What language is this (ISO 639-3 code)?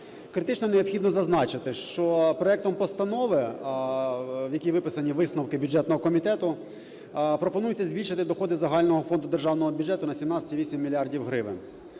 ukr